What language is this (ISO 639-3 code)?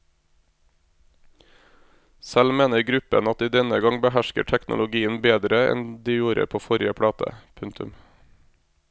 nor